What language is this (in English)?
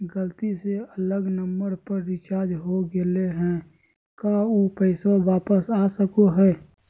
Magahi